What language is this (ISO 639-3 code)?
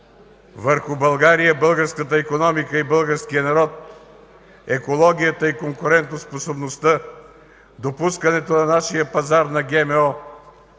bul